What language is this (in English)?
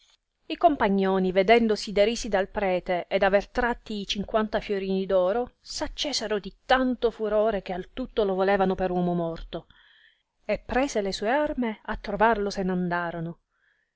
Italian